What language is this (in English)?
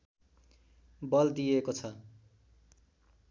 Nepali